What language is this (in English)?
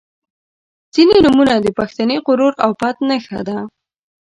Pashto